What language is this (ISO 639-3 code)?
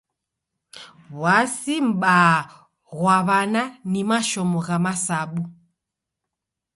dav